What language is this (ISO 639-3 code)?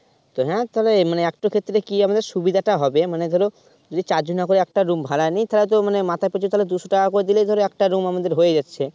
ben